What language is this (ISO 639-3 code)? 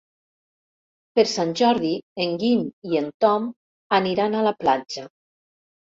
cat